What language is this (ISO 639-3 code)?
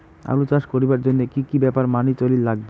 ben